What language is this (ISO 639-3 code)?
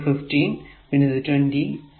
mal